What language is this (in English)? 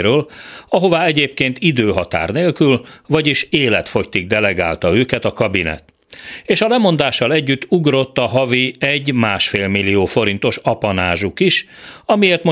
Hungarian